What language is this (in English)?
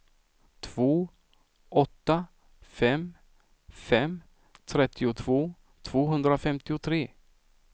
Swedish